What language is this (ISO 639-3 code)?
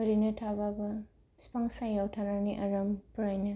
brx